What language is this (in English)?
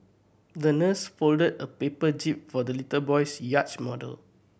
English